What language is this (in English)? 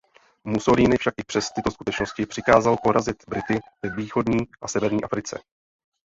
Czech